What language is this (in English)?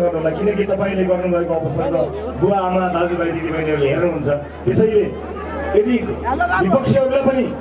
Indonesian